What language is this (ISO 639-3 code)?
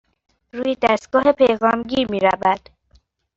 fas